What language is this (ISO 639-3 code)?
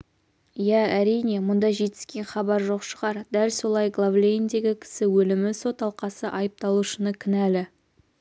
kaz